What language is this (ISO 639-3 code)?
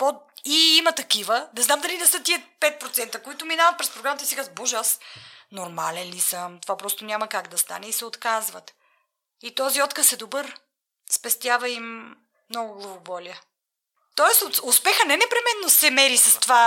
bul